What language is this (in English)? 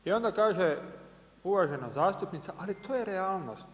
Croatian